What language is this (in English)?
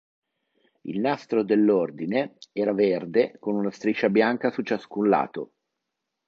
Italian